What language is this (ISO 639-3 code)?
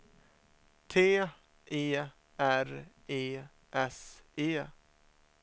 swe